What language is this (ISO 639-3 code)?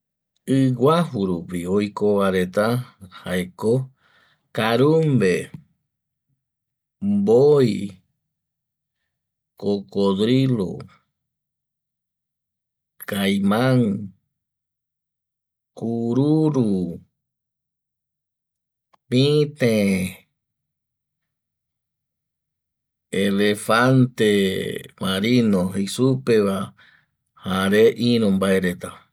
gui